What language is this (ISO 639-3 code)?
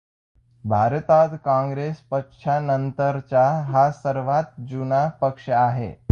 mar